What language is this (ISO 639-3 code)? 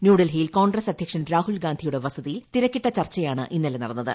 mal